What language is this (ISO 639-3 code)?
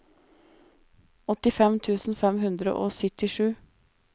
nor